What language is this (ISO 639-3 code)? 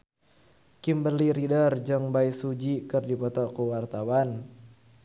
sun